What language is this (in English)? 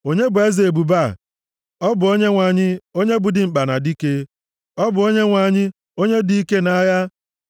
Igbo